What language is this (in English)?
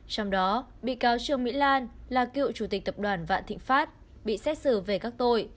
Vietnamese